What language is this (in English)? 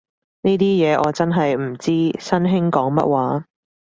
Cantonese